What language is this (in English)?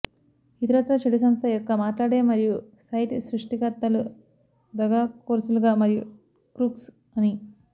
Telugu